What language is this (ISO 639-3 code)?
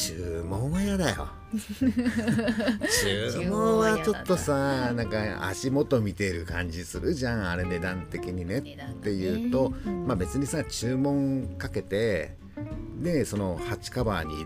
jpn